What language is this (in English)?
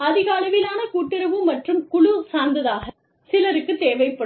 Tamil